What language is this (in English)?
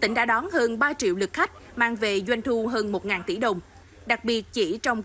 Vietnamese